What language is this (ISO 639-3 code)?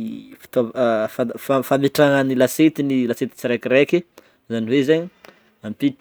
bmm